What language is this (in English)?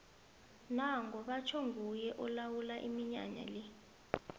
South Ndebele